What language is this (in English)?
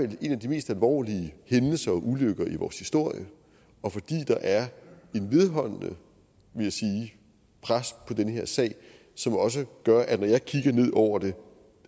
Danish